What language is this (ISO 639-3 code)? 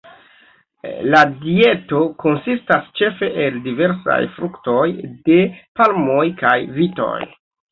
epo